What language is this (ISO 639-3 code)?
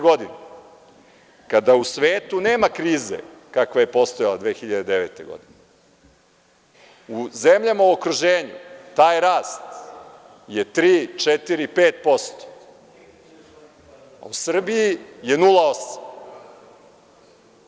srp